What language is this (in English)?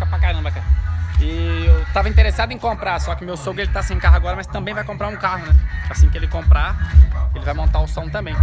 Portuguese